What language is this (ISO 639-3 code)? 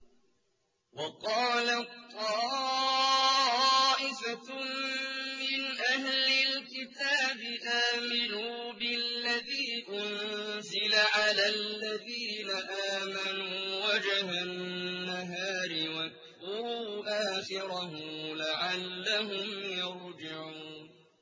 ara